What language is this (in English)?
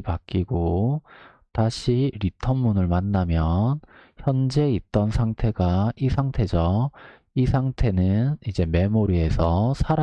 Korean